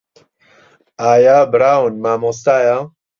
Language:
Central Kurdish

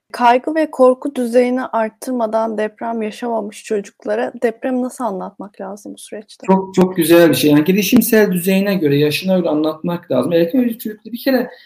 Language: Turkish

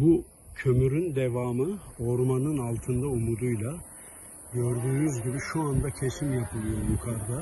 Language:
Turkish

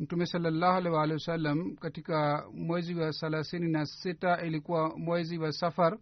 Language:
Swahili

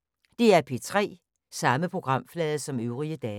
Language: Danish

